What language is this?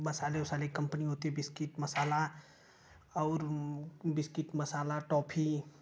Hindi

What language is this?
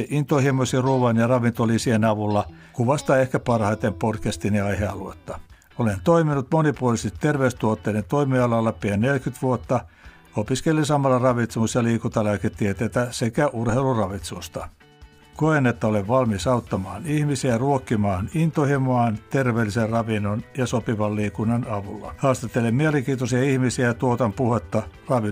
Finnish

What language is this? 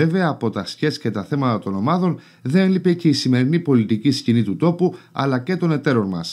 Greek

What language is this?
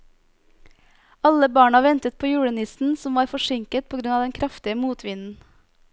Norwegian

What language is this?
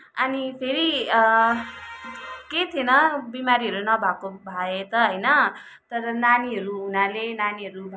Nepali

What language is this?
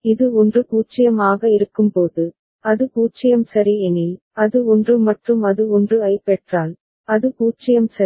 Tamil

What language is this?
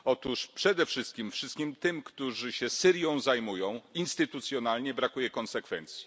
Polish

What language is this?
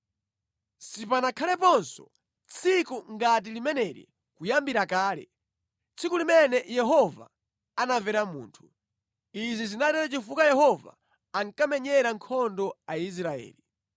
Nyanja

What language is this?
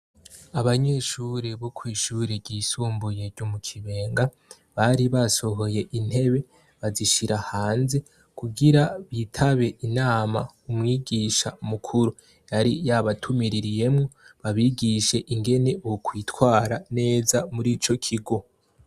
Rundi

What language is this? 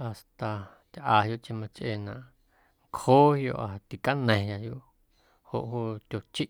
Guerrero Amuzgo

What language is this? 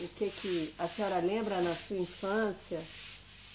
Portuguese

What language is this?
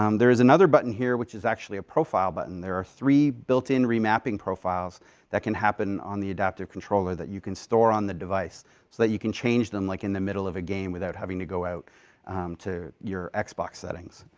English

